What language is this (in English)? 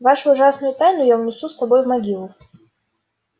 Russian